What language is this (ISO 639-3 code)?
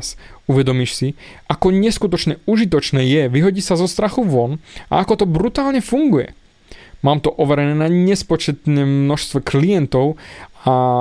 slk